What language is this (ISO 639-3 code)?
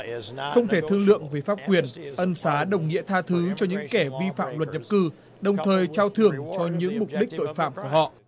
vie